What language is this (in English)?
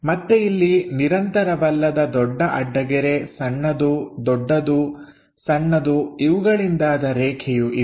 Kannada